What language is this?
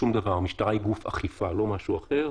Hebrew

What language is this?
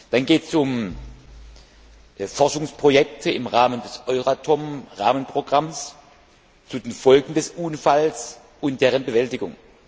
German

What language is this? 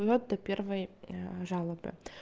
Russian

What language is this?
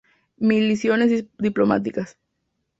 Spanish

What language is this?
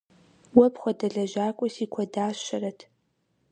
Kabardian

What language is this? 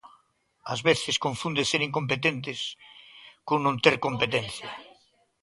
Galician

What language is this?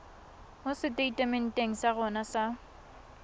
Tswana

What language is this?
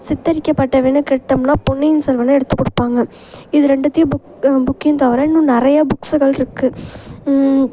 Tamil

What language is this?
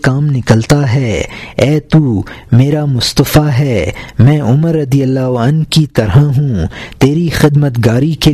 Urdu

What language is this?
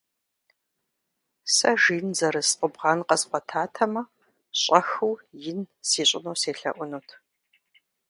Kabardian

